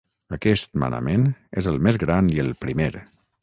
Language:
Catalan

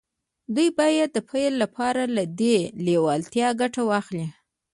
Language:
Pashto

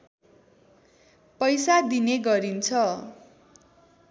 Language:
Nepali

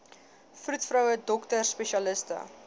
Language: Afrikaans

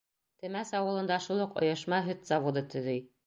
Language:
Bashkir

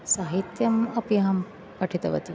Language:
Sanskrit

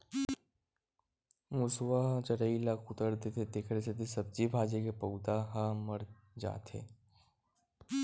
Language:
Chhattisgarhi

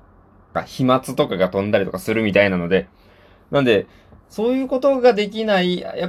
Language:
Japanese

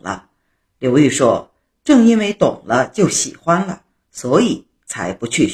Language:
Chinese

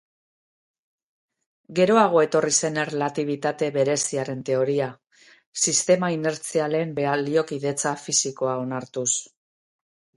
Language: Basque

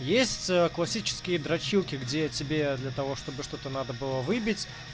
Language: Russian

